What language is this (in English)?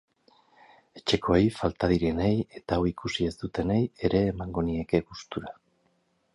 Basque